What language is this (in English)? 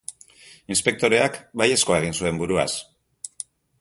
Basque